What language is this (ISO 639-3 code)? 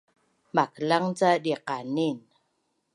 bnn